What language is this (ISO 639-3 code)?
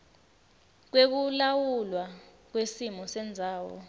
ssw